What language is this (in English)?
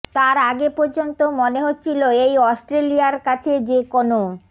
Bangla